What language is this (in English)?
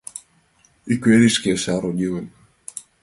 Mari